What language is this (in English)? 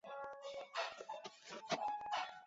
Chinese